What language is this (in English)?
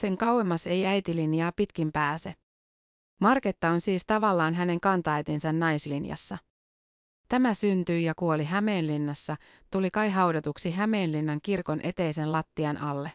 Finnish